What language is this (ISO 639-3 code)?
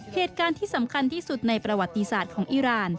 tha